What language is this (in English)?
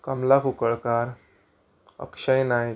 Konkani